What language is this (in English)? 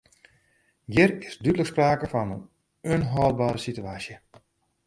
Western Frisian